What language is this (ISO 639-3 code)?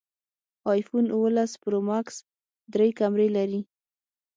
pus